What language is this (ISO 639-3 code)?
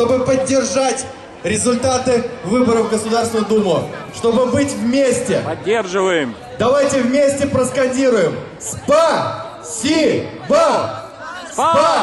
rus